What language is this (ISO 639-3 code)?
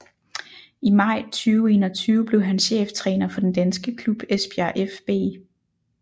dan